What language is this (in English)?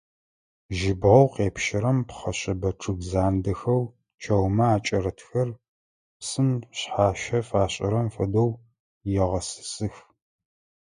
Adyghe